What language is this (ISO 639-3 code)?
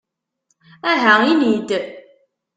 kab